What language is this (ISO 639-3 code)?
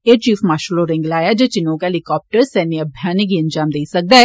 doi